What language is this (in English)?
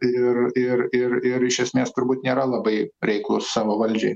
Lithuanian